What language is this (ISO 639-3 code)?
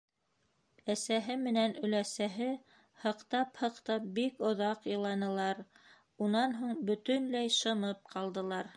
bak